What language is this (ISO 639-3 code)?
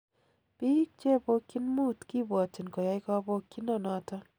kln